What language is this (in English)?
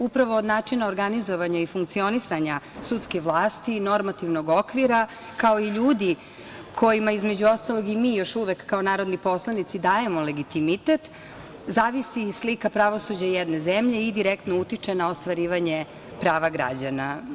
Serbian